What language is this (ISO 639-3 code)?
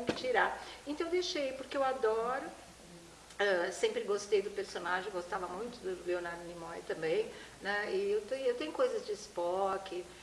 por